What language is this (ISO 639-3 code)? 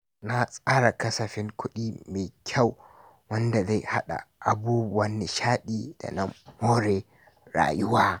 hau